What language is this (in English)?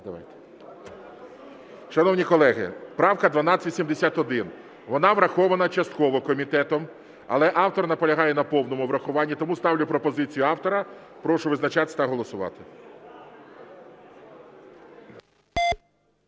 Ukrainian